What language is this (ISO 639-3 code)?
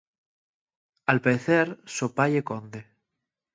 ast